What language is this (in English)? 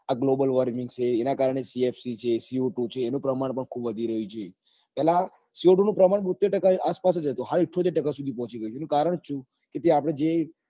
Gujarati